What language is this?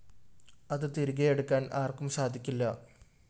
Malayalam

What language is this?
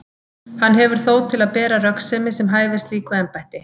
Icelandic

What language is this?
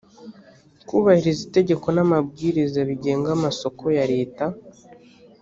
Kinyarwanda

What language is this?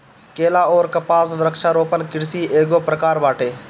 Bhojpuri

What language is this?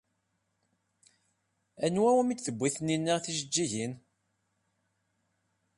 Kabyle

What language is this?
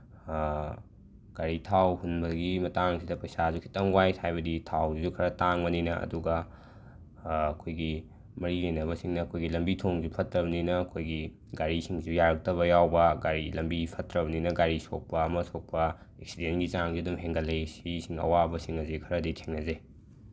Manipuri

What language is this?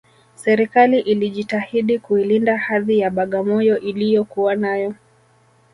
Swahili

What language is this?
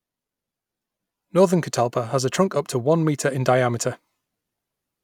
English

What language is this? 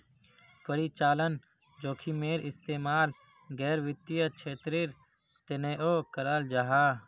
Magahi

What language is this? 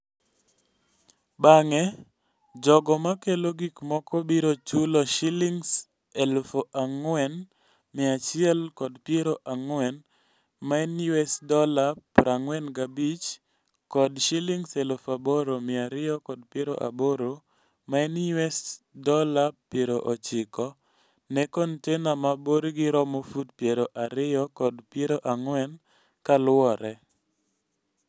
Luo (Kenya and Tanzania)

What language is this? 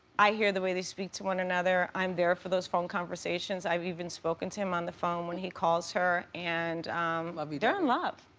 English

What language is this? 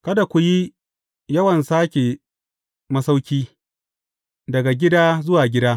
Hausa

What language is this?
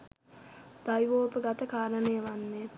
Sinhala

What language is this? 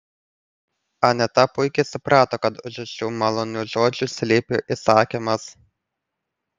Lithuanian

